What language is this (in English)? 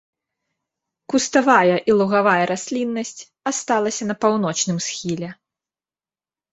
Belarusian